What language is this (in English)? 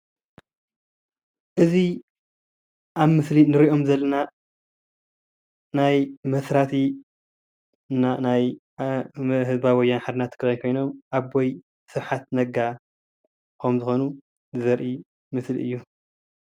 Tigrinya